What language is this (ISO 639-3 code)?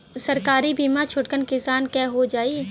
bho